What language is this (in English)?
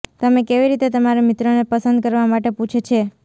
Gujarati